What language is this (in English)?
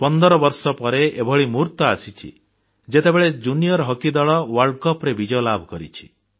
Odia